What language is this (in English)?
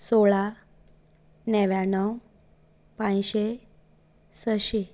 Konkani